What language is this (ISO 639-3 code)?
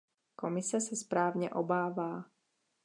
ces